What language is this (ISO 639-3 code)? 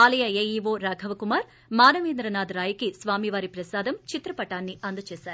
tel